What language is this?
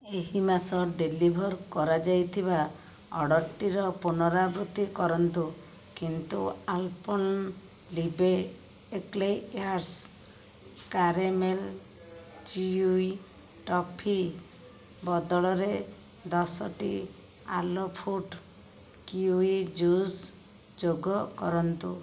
Odia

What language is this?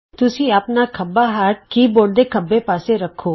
Punjabi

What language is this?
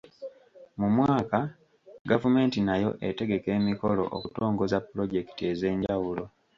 Ganda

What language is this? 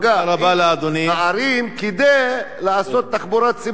Hebrew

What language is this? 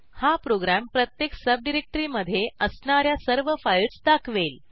Marathi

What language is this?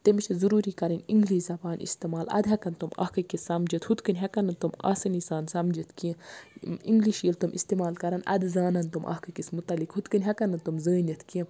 Kashmiri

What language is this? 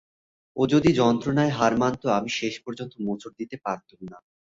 Bangla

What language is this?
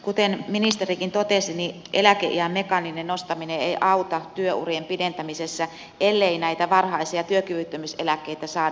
Finnish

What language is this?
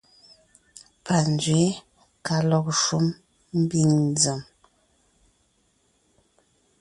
Ngiemboon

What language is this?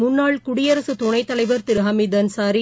Tamil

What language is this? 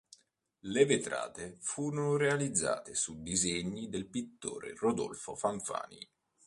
Italian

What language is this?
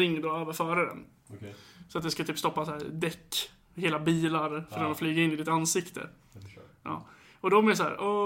Swedish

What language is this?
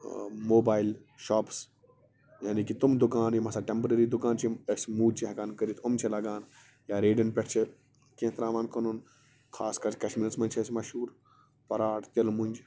Kashmiri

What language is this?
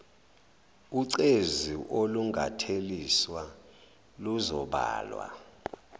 Zulu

